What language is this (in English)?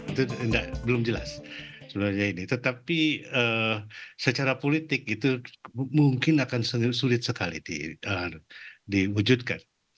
Indonesian